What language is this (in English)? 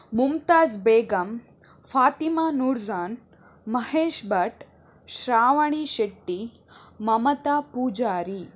Kannada